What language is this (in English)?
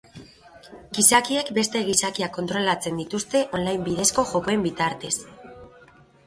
Basque